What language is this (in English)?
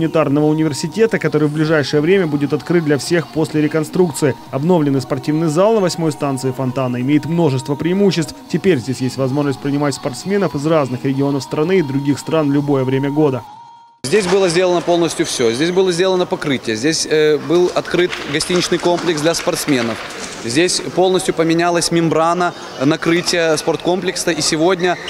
Russian